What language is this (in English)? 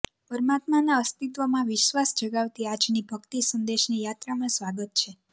Gujarati